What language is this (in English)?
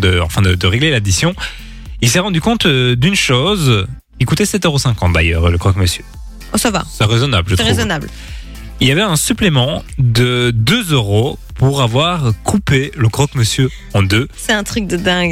French